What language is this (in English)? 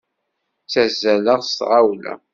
Kabyle